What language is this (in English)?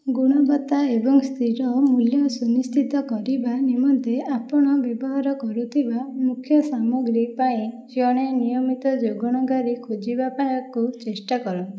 Odia